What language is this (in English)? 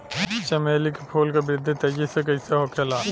Bhojpuri